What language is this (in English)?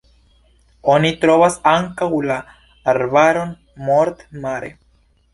Esperanto